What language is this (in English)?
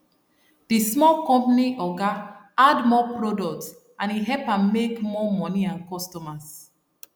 Nigerian Pidgin